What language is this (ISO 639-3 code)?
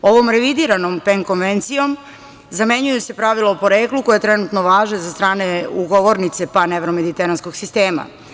srp